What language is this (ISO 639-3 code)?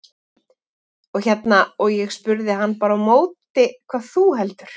isl